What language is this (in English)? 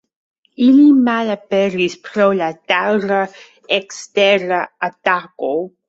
Esperanto